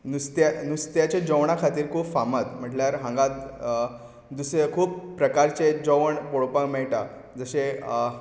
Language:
Konkani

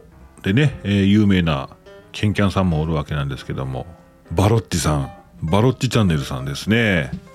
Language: Japanese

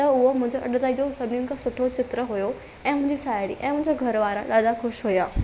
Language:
Sindhi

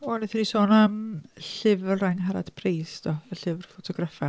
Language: Welsh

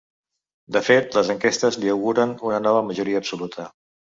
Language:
Catalan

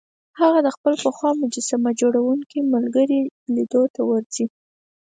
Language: Pashto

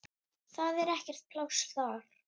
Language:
Icelandic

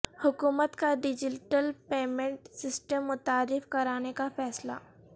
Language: Urdu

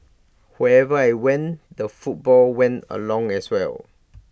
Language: English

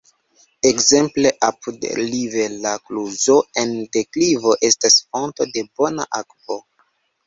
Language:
Esperanto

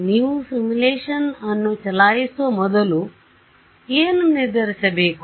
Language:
Kannada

